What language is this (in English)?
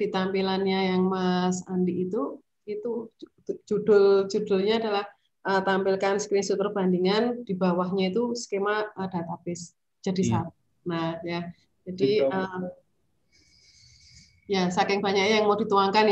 Indonesian